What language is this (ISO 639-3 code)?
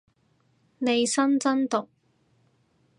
yue